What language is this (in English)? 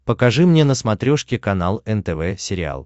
Russian